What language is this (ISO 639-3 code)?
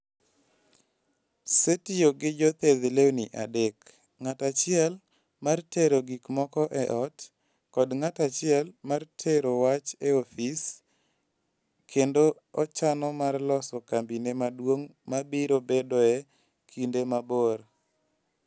luo